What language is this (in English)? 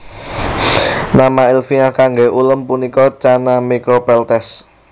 Javanese